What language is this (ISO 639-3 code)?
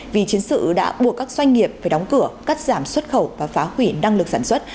vie